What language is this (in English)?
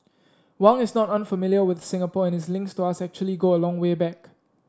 English